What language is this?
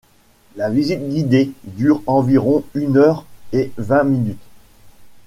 French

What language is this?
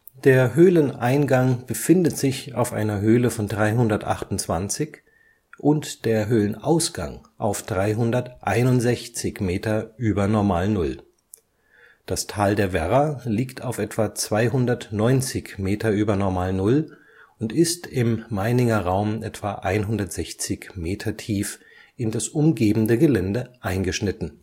German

